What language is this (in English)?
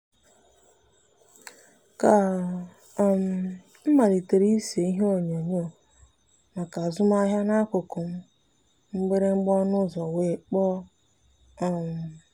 Igbo